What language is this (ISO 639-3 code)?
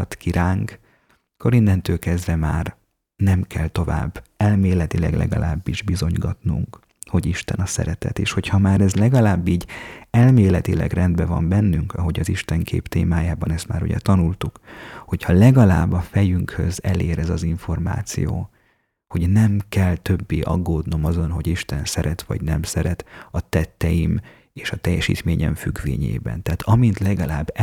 hun